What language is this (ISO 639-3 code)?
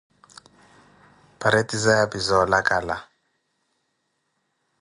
eko